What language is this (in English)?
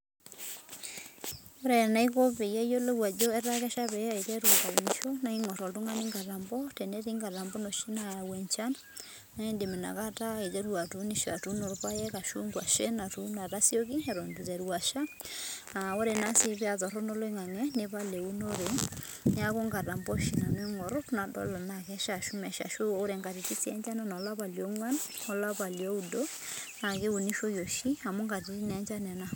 Masai